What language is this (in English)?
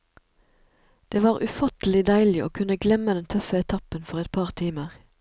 Norwegian